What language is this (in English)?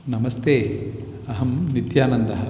Sanskrit